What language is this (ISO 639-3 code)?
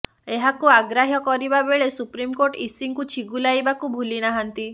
ori